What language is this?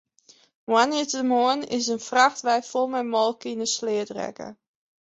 Western Frisian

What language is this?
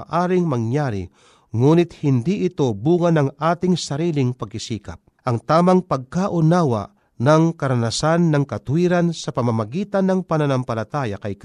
Filipino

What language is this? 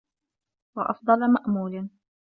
Arabic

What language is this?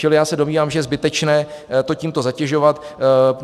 Czech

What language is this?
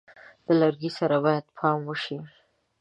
Pashto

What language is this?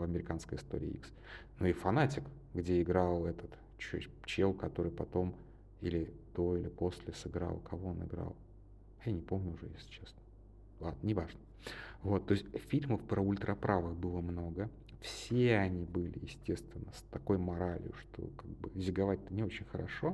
Russian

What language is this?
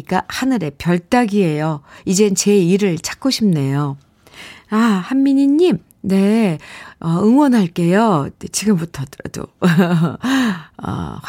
Korean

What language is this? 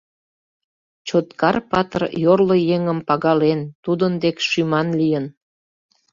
Mari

